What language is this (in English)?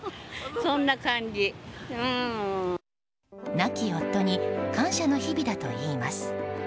Japanese